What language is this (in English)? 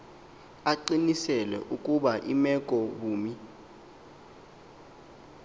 Xhosa